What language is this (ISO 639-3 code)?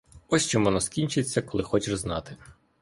ukr